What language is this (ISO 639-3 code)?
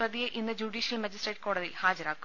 mal